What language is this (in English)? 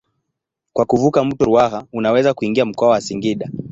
Swahili